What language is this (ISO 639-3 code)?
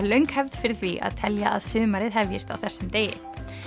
isl